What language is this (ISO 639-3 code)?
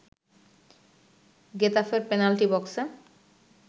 ben